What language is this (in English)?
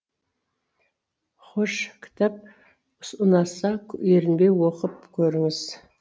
Kazakh